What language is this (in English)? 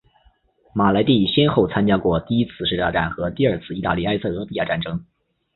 Chinese